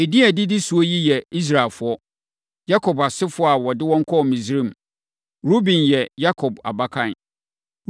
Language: Akan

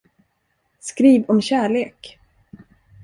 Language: Swedish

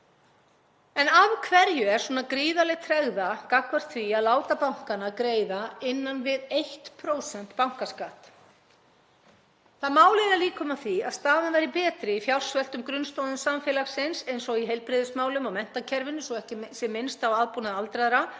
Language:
Icelandic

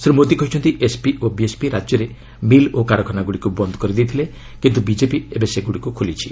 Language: Odia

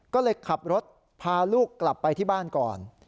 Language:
Thai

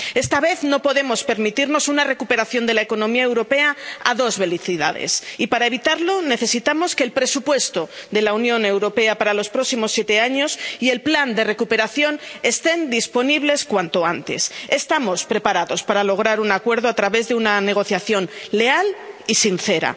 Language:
Spanish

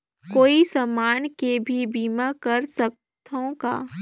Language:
Chhattisgarhi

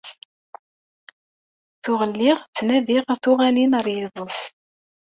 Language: Kabyle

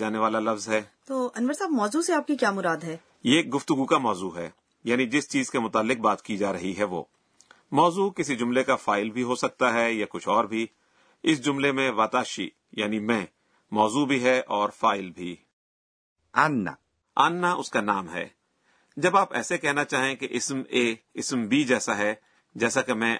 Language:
Urdu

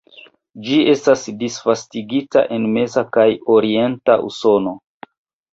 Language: Esperanto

